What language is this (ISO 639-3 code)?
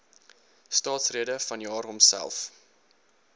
afr